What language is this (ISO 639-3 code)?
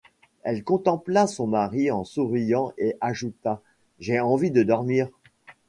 fra